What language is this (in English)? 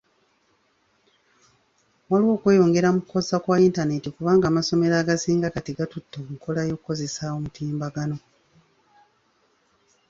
Ganda